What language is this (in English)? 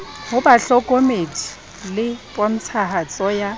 Southern Sotho